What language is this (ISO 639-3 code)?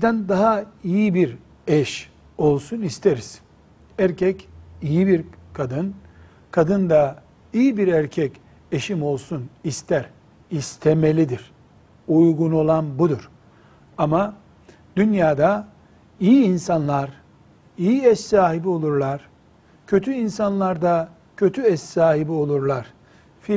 tur